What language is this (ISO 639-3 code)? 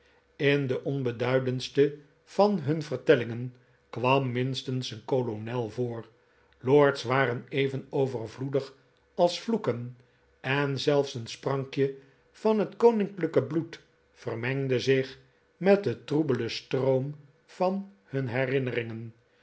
nld